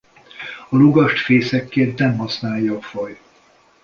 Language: Hungarian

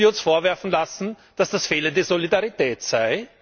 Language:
German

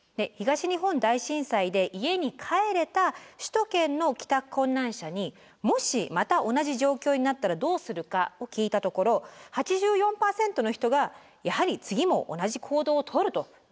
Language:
Japanese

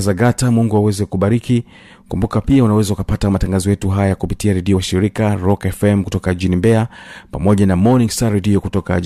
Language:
Swahili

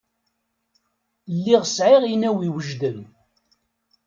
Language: Kabyle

